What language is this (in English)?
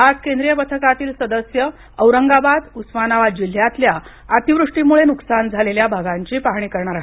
Marathi